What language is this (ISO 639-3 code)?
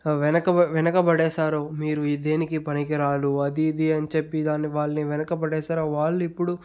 tel